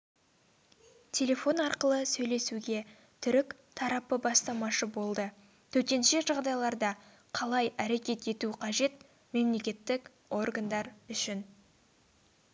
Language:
Kazakh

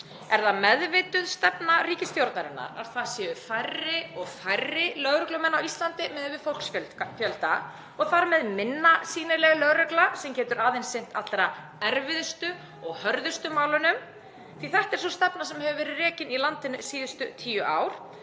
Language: Icelandic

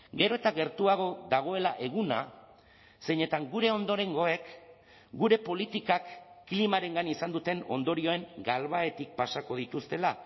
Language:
Basque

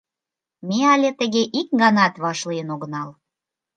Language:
Mari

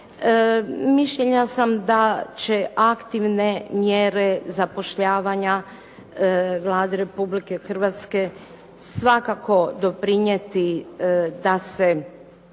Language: Croatian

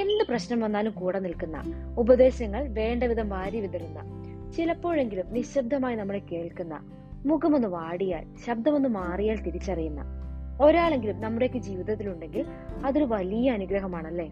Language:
Malayalam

